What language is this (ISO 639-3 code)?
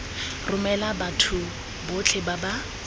tsn